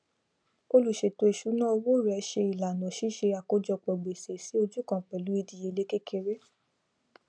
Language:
Yoruba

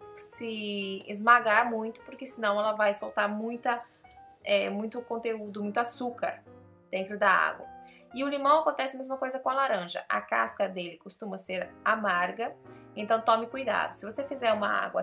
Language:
Portuguese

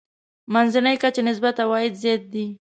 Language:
Pashto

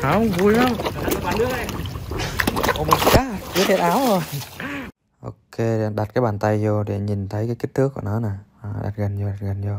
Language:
Vietnamese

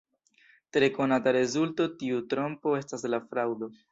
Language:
Esperanto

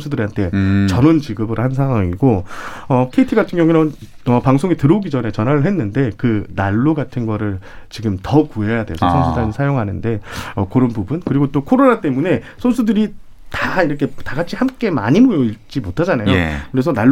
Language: Korean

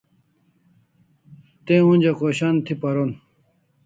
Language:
Kalasha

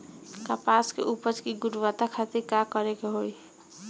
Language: Bhojpuri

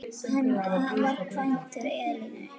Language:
Icelandic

